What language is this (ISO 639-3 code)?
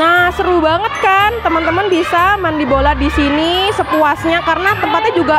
ind